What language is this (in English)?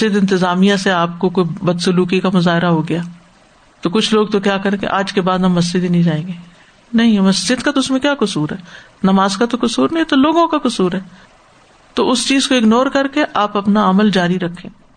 Urdu